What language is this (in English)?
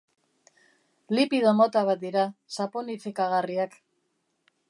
Basque